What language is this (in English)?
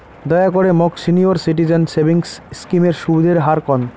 Bangla